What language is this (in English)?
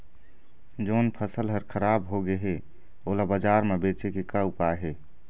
Chhattisgarhi